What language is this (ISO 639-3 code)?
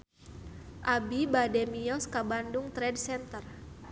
sun